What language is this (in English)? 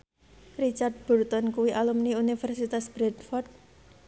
Javanese